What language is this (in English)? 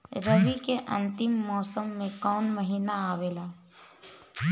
Bhojpuri